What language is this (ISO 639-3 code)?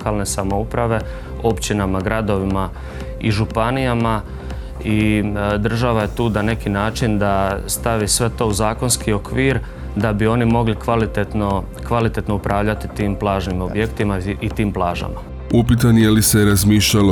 hrv